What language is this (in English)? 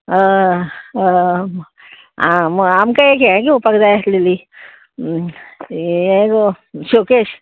Konkani